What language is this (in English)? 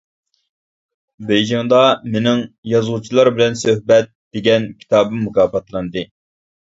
Uyghur